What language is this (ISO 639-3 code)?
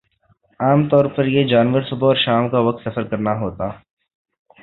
urd